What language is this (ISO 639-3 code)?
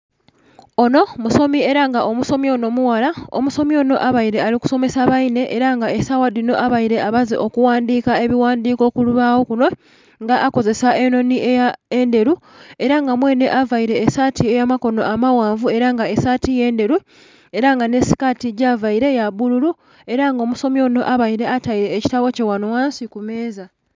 xog